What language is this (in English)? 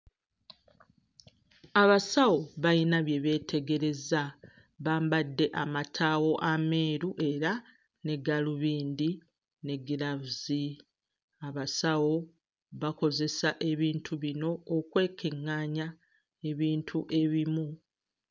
Ganda